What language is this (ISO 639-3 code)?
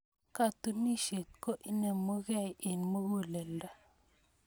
kln